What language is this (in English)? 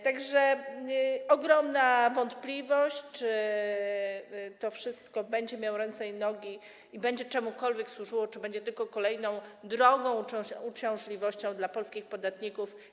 Polish